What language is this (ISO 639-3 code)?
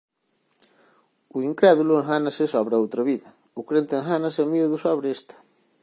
glg